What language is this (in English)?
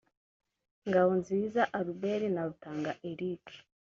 Kinyarwanda